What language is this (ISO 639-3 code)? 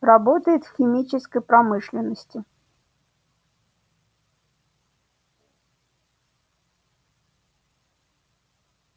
rus